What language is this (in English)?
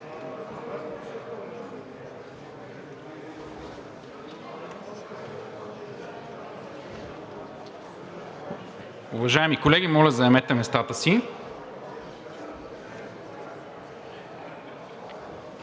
Bulgarian